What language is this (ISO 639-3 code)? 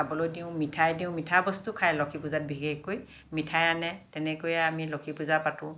asm